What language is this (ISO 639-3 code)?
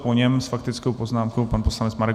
ces